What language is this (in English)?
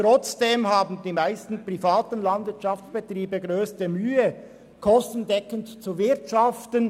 Swiss German